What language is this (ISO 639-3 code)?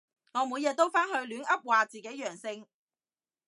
yue